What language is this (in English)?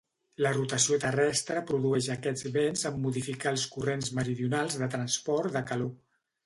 Catalan